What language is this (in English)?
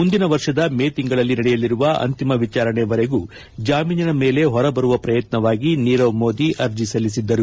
Kannada